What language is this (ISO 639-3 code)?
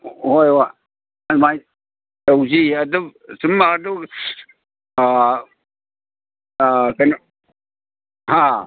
mni